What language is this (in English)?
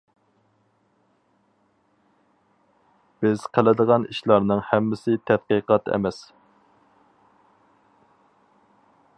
Uyghur